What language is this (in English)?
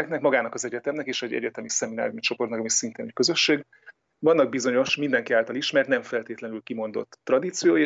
Hungarian